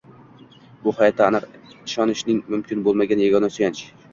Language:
Uzbek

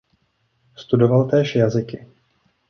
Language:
Czech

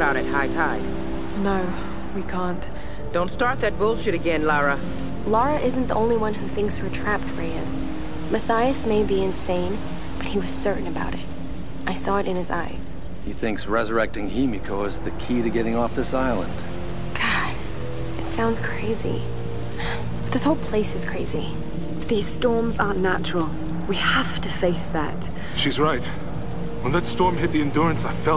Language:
Japanese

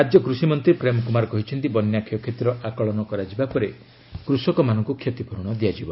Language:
Odia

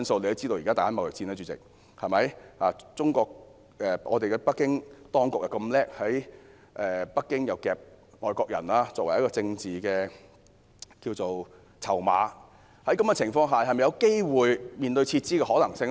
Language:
Cantonese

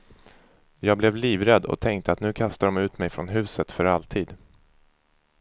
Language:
Swedish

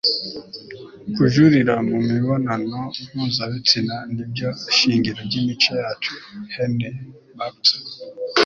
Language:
Kinyarwanda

